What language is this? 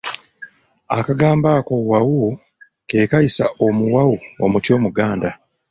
Ganda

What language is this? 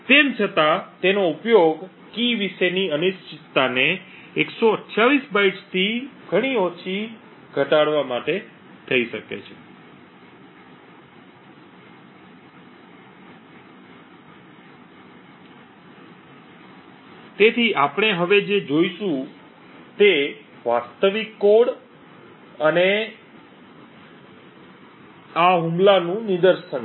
Gujarati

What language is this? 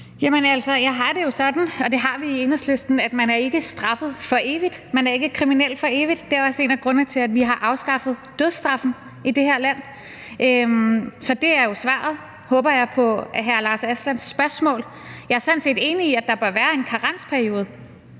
Danish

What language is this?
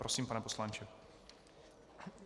Czech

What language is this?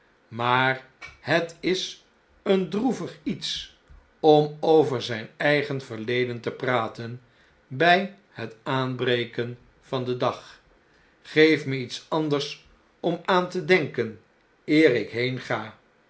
Dutch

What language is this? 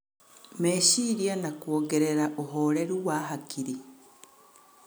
Kikuyu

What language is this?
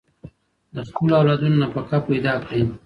Pashto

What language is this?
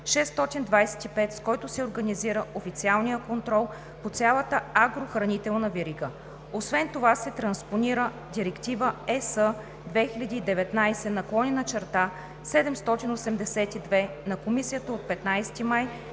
Bulgarian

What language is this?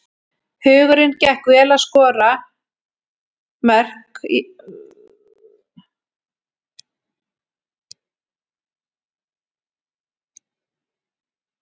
Icelandic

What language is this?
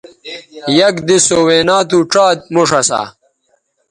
Bateri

